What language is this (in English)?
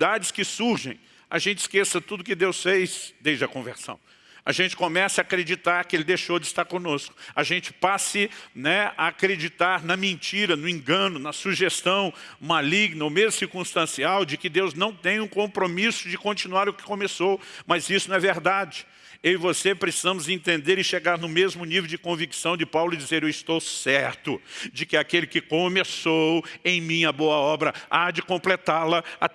Portuguese